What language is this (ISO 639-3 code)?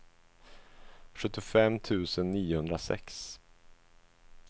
swe